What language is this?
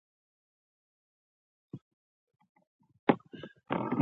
Pashto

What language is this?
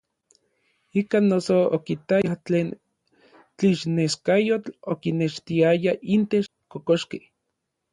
Orizaba Nahuatl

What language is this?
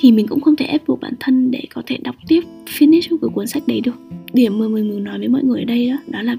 Vietnamese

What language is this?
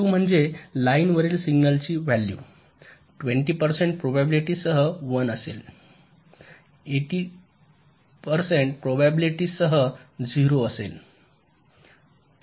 Marathi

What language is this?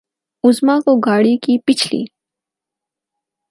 Urdu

